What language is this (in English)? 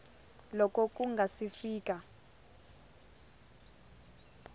Tsonga